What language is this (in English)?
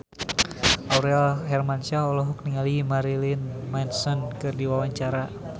Sundanese